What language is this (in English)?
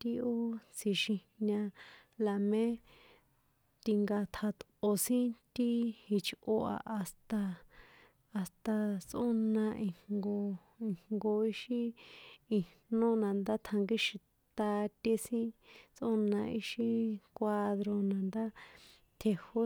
San Juan Atzingo Popoloca